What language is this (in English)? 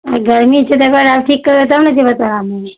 Maithili